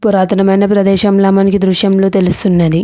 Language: Telugu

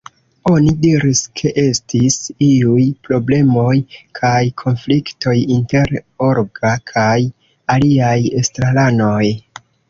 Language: Esperanto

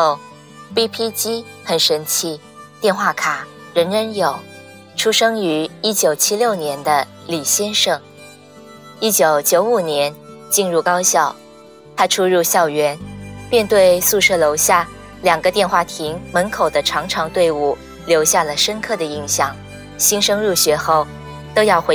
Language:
Chinese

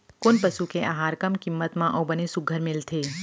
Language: Chhattisgarhi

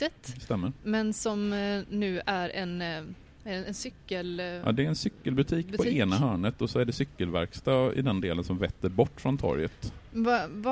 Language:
Swedish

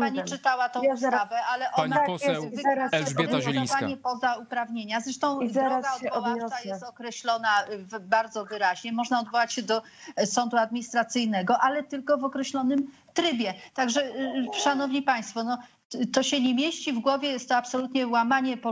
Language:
Polish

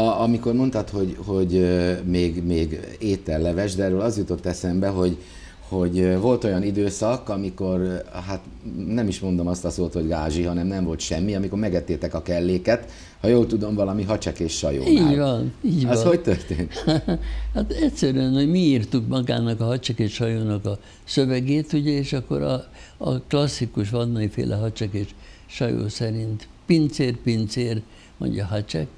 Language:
Hungarian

